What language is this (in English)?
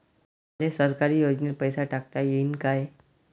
Marathi